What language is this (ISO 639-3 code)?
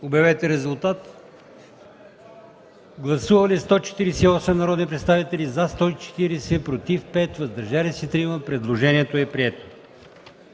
bul